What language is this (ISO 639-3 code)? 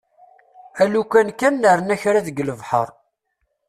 kab